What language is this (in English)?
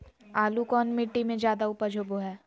Magahi